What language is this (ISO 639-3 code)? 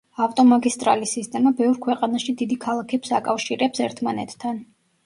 kat